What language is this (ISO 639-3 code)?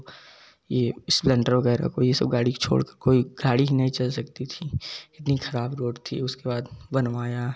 hin